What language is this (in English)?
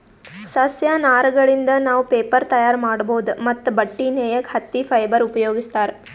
Kannada